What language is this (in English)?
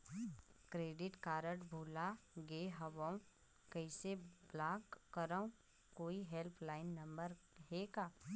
Chhattisgarhi